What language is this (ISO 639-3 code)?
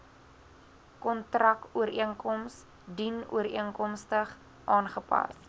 afr